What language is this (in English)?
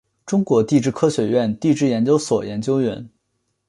Chinese